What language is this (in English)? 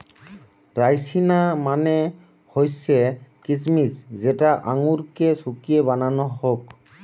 Bangla